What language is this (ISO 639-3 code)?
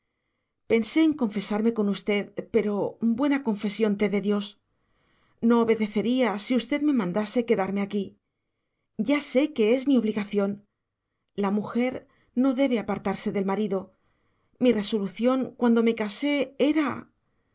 spa